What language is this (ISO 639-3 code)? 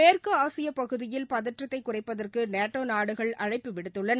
tam